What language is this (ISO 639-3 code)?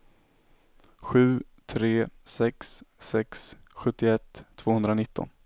swe